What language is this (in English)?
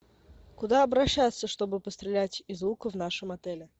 Russian